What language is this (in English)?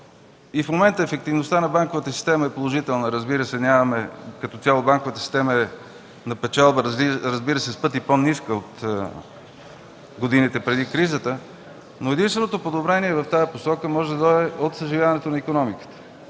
Bulgarian